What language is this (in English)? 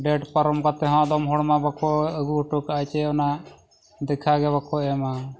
Santali